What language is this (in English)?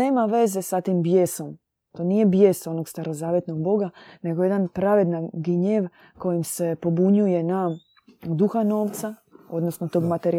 Croatian